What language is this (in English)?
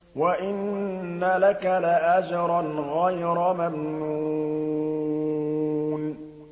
Arabic